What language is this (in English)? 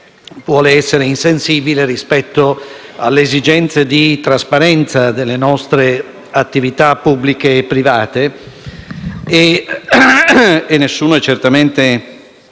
Italian